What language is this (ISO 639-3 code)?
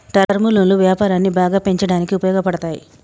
tel